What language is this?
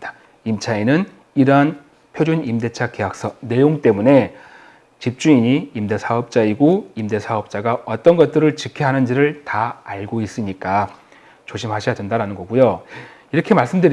Korean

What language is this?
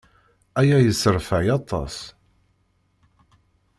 Kabyle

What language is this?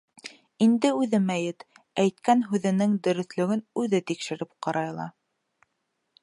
Bashkir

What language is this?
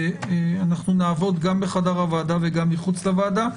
Hebrew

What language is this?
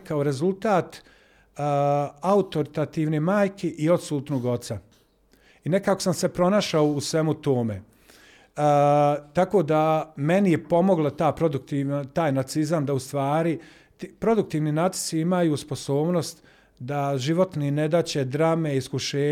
Croatian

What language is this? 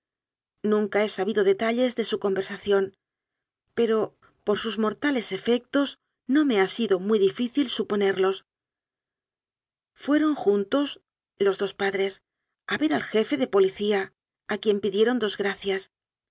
Spanish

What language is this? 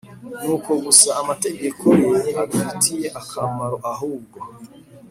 Kinyarwanda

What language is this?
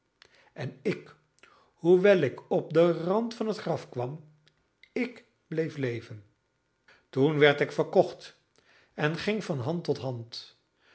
Dutch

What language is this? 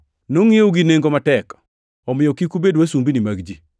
Luo (Kenya and Tanzania)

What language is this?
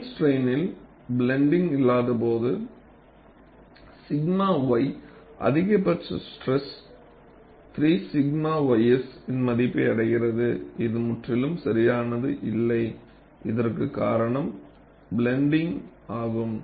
Tamil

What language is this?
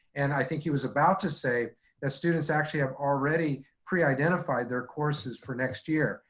English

